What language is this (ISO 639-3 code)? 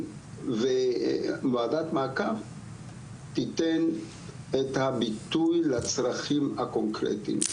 heb